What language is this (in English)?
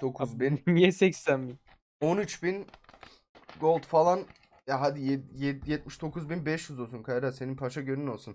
Turkish